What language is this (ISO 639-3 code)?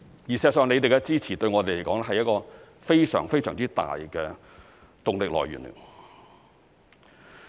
yue